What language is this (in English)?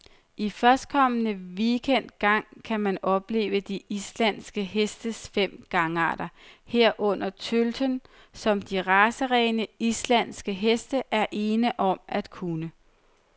Danish